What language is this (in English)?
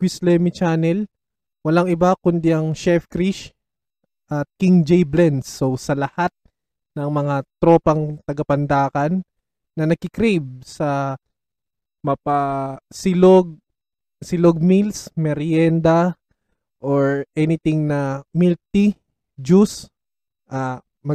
Filipino